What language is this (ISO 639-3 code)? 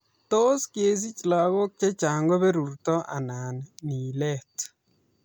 kln